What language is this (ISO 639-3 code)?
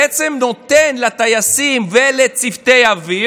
heb